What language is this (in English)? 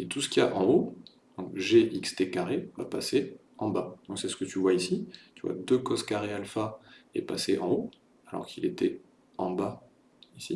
French